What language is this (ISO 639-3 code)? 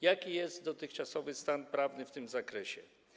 pol